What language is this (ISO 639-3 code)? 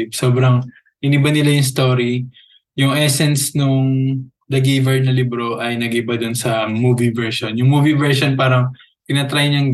fil